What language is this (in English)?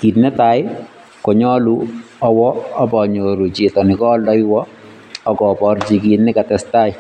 Kalenjin